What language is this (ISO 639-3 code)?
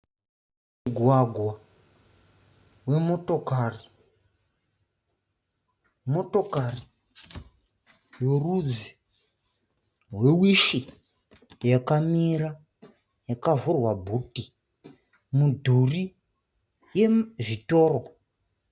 sna